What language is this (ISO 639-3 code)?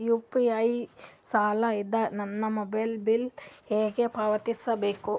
kan